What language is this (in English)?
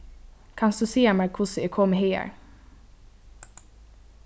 Faroese